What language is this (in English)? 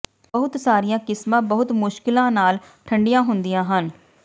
Punjabi